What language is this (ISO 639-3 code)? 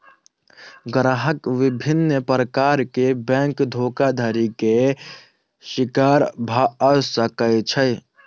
mai